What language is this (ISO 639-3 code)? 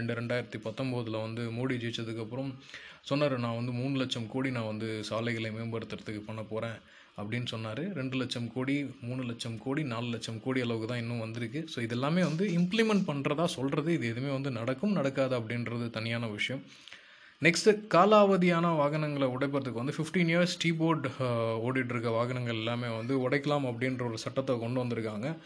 tam